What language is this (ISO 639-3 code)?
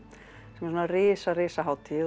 isl